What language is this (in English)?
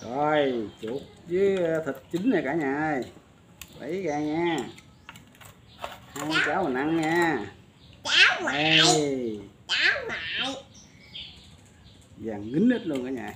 Vietnamese